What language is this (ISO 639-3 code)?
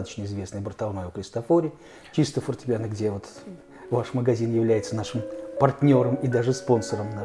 rus